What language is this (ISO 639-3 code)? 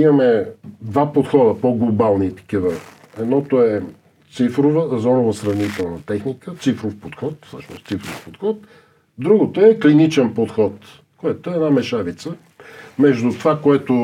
bul